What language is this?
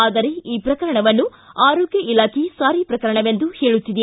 Kannada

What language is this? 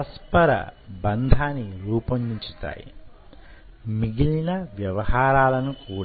Telugu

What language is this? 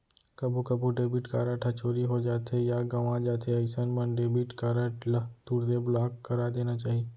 Chhattisgarhi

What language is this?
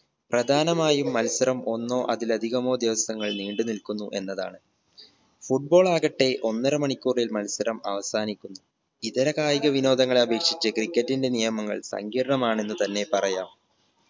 Malayalam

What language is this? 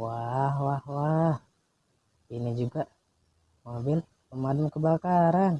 Indonesian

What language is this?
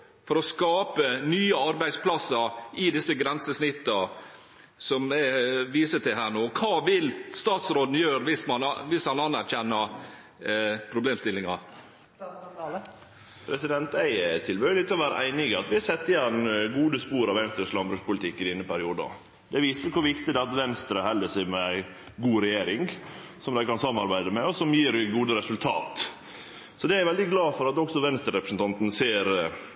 Norwegian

